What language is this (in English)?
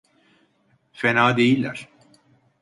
Turkish